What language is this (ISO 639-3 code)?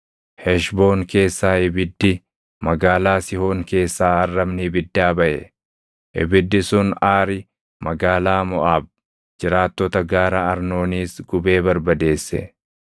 orm